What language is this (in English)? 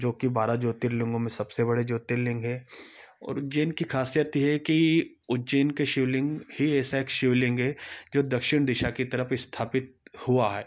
Hindi